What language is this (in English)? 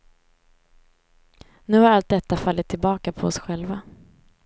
Swedish